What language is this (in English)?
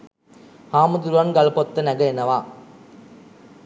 Sinhala